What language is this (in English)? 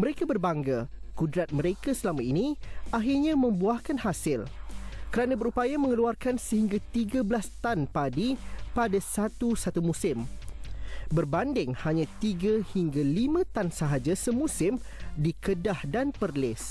Malay